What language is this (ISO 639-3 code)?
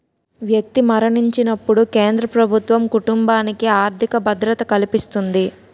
tel